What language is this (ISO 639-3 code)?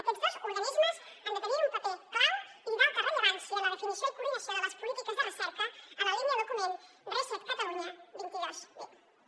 cat